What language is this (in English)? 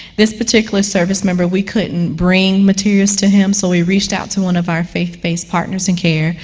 English